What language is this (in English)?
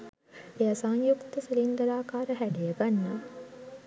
Sinhala